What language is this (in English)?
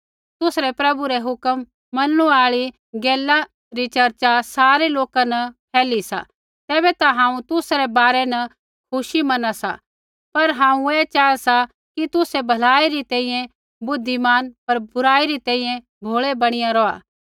Kullu Pahari